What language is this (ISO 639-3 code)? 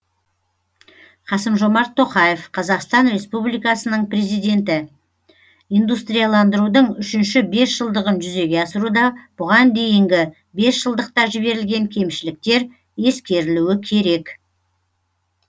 kaz